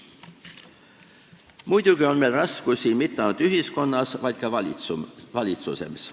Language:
Estonian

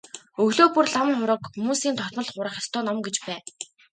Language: Mongolian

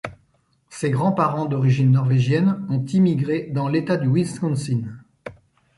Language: French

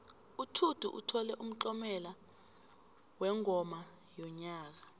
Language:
South Ndebele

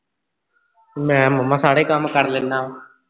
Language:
Punjabi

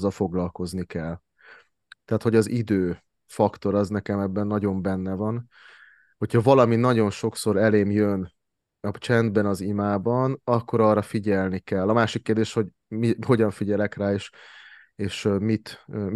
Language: Hungarian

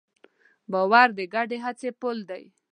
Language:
Pashto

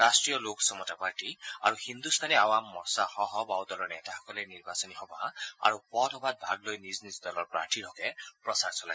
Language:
Assamese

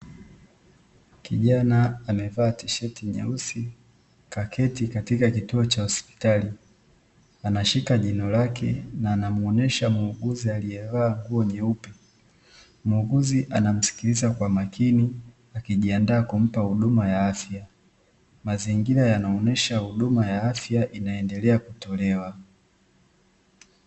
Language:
Swahili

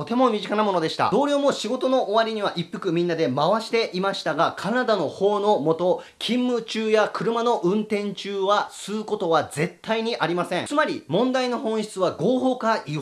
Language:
Japanese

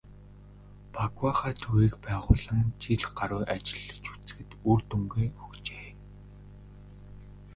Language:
Mongolian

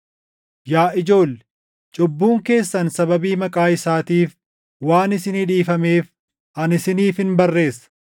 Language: Oromo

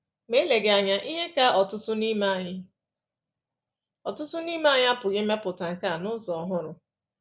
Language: Igbo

